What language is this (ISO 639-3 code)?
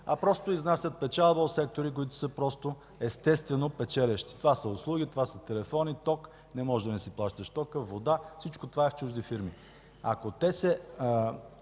bul